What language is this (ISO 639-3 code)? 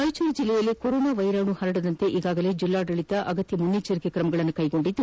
kan